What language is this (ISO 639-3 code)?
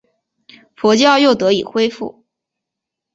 zho